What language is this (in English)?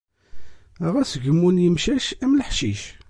Kabyle